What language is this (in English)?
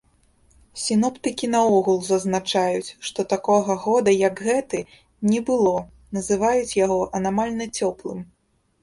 Belarusian